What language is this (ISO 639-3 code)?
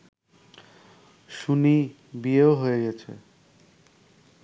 ben